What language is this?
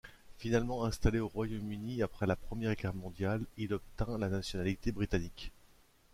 French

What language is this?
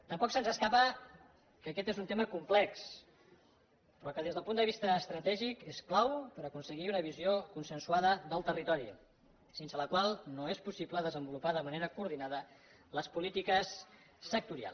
Catalan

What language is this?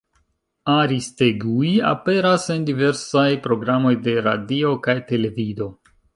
Esperanto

